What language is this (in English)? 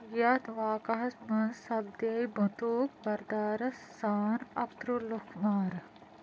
Kashmiri